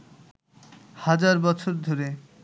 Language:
Bangla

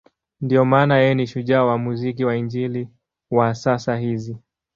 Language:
Swahili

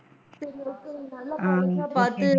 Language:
Tamil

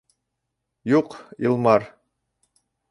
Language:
Bashkir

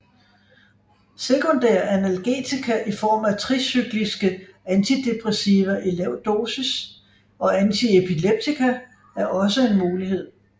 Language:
Danish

